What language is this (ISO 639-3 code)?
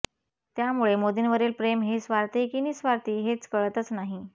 mar